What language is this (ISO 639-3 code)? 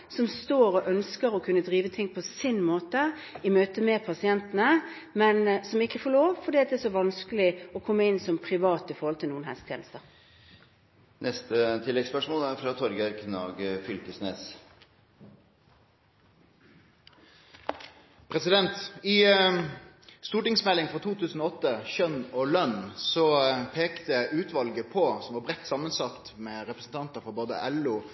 nor